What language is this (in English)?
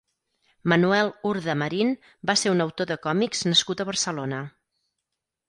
Catalan